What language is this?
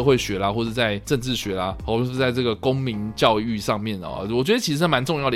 Chinese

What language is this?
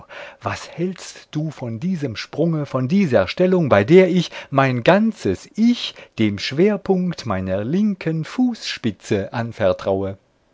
German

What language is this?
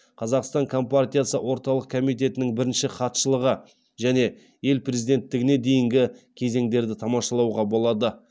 Kazakh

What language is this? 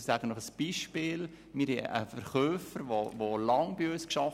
Swiss German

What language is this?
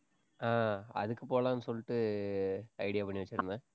Tamil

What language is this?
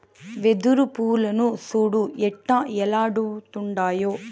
Telugu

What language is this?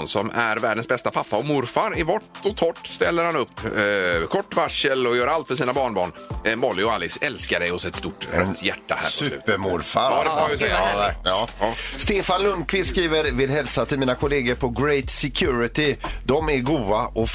Swedish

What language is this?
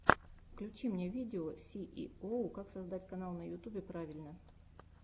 Russian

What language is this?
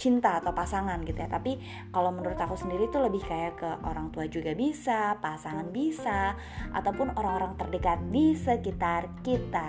Indonesian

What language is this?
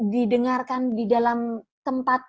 Indonesian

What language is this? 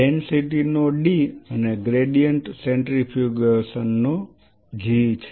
Gujarati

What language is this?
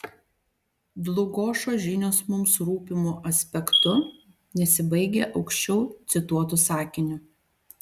Lithuanian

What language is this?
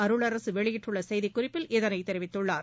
Tamil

